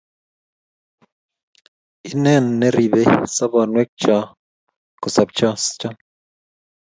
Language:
Kalenjin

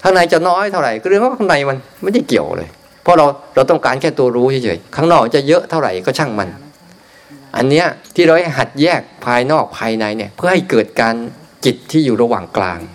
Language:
Thai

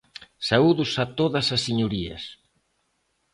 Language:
Galician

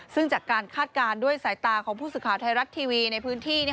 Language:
Thai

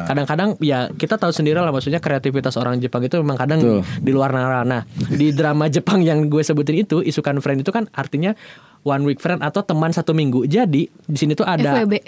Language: Indonesian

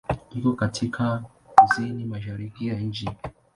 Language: Swahili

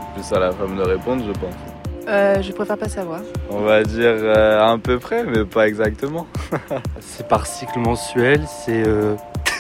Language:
French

